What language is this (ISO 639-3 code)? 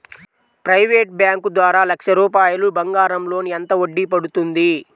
tel